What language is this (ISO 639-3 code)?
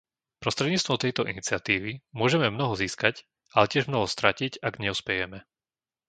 slk